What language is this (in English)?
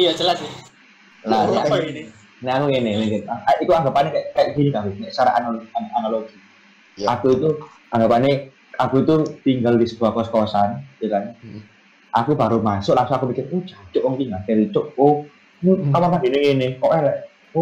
Indonesian